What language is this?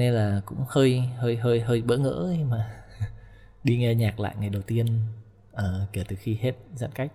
Vietnamese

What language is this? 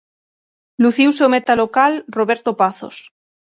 Galician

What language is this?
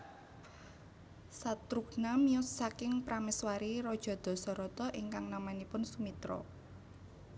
Javanese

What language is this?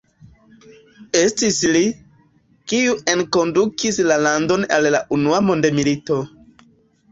Esperanto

